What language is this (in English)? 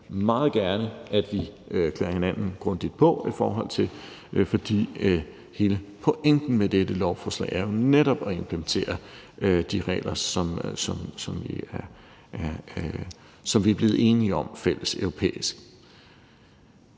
Danish